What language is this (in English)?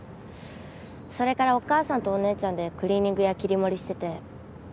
Japanese